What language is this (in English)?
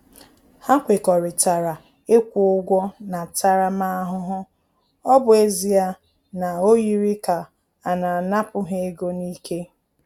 Igbo